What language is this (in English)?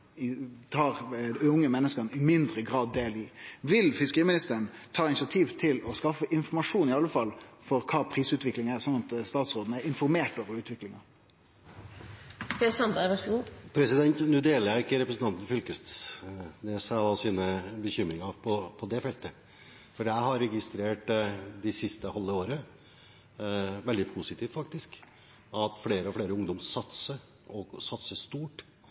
Norwegian